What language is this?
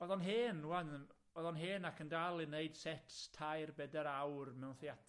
Welsh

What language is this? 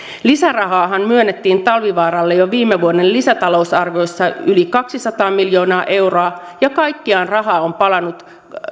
Finnish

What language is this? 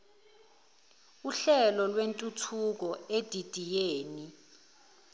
Zulu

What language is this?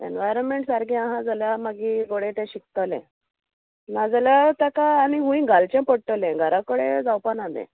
Konkani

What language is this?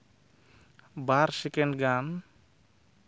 Santali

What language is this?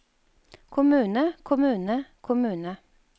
Norwegian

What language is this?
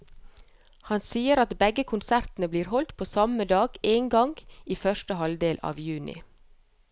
Norwegian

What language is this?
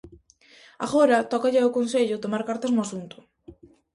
Galician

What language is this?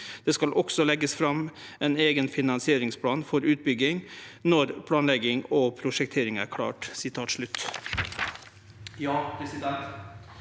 Norwegian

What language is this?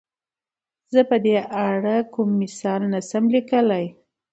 Pashto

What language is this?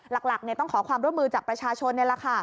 Thai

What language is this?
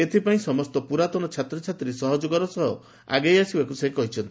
Odia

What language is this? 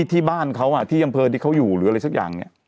Thai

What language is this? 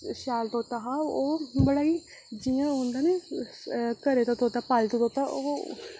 Dogri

